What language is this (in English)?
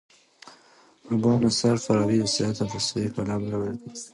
Pashto